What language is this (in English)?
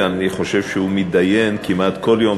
Hebrew